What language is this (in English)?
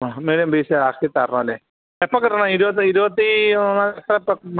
Malayalam